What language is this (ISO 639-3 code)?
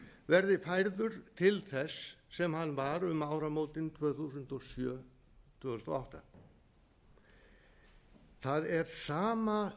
isl